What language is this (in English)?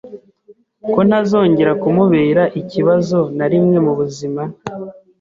Kinyarwanda